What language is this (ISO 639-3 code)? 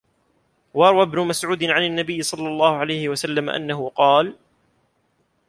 ara